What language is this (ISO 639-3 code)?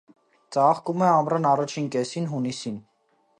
hye